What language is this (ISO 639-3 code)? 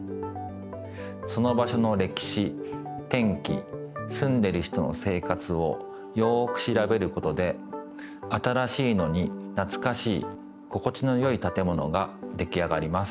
jpn